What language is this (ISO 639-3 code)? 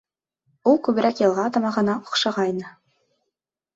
bak